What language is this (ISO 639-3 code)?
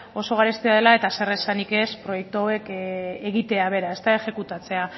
eus